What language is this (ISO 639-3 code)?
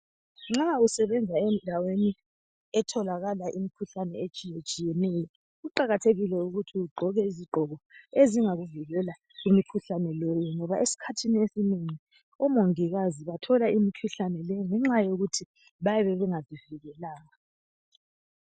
nde